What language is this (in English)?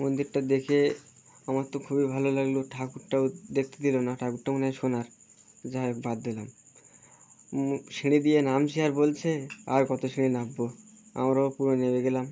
Bangla